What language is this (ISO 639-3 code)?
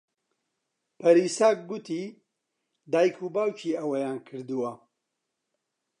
ckb